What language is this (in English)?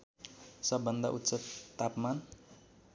Nepali